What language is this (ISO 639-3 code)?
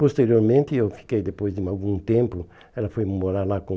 por